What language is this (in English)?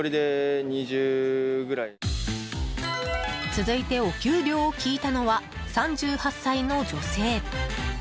Japanese